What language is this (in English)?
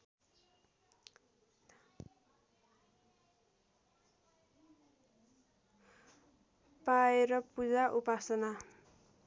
Nepali